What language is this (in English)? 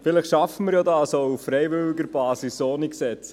Swiss German